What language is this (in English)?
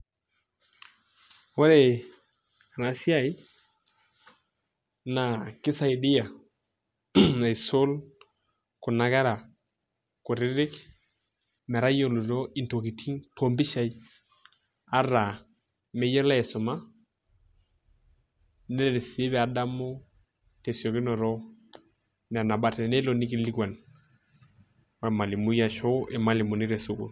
Masai